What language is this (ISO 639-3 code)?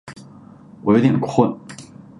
zho